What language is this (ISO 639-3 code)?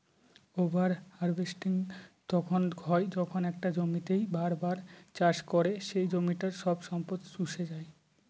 ben